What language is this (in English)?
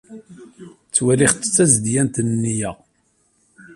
Kabyle